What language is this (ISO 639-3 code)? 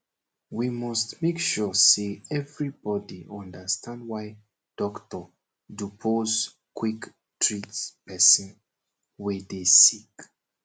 pcm